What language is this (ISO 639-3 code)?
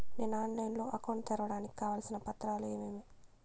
tel